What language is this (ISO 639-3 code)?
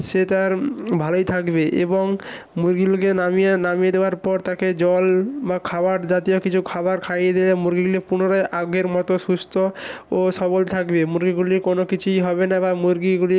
ben